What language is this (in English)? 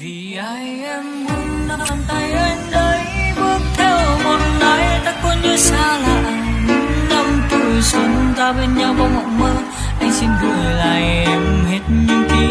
Vietnamese